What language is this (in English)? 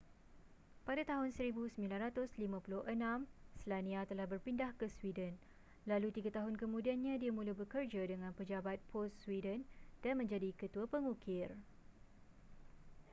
Malay